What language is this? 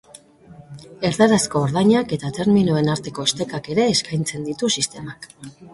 Basque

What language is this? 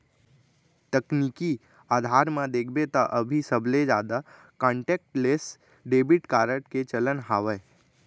Chhattisgarhi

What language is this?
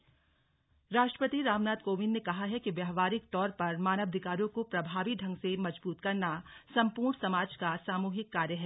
Hindi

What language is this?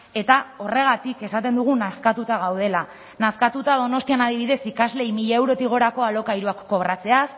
Basque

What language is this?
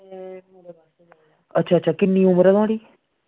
Dogri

